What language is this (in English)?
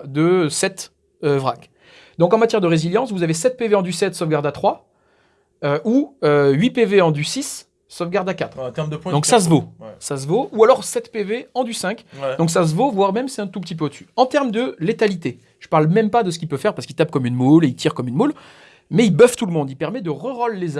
French